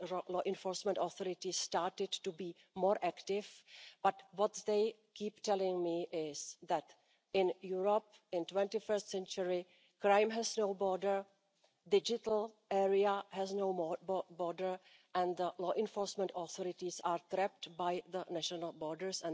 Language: English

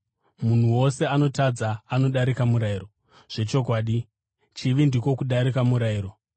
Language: Shona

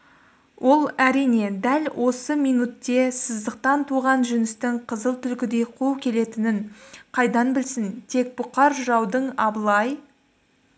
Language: Kazakh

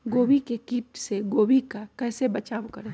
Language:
Magahi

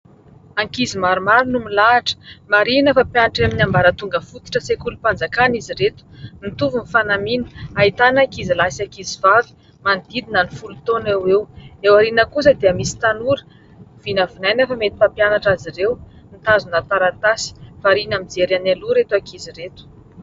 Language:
Malagasy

